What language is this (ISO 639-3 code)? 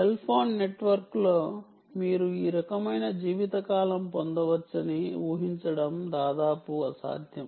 tel